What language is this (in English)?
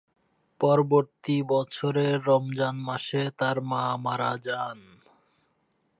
Bangla